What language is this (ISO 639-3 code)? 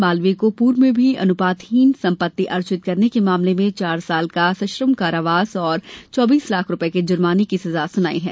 hin